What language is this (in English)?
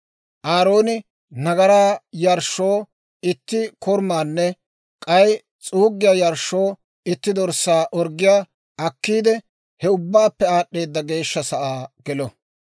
Dawro